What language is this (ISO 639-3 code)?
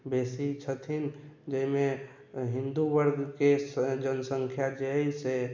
mai